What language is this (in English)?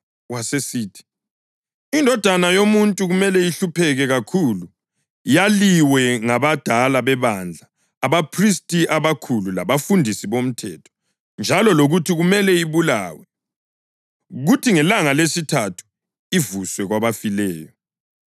North Ndebele